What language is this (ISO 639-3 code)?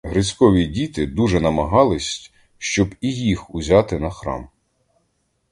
ukr